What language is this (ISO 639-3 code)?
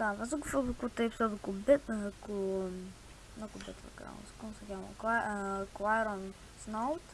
ron